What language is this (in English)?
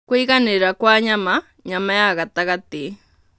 Kikuyu